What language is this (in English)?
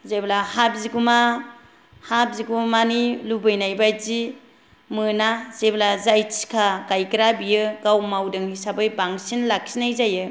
Bodo